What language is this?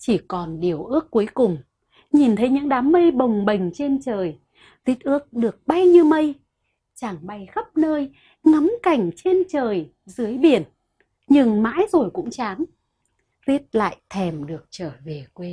Vietnamese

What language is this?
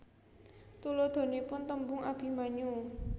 Javanese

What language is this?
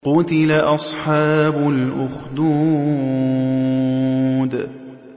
Arabic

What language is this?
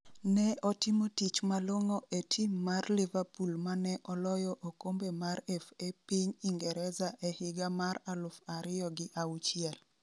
Luo (Kenya and Tanzania)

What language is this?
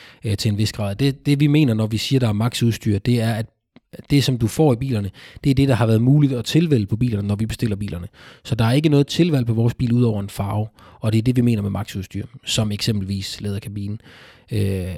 Danish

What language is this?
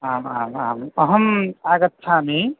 Sanskrit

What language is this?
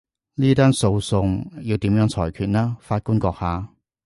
Cantonese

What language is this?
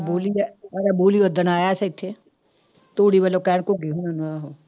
Punjabi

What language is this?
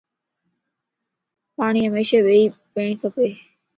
Lasi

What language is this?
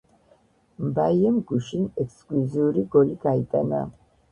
Georgian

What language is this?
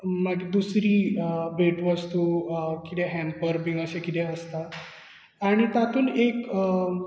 Konkani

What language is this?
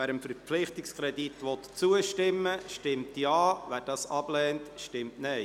Swiss German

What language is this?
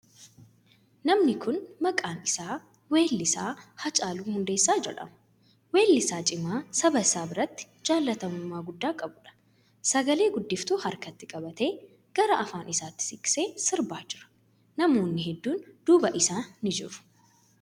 Oromo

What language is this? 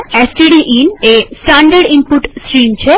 Gujarati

